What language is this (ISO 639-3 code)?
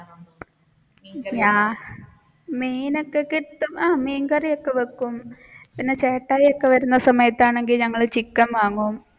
mal